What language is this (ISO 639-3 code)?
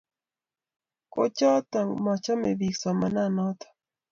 kln